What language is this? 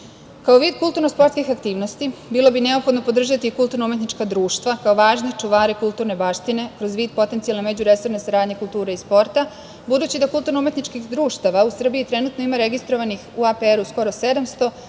Serbian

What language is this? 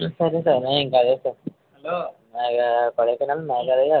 Telugu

